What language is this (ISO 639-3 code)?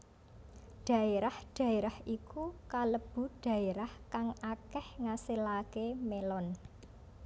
jav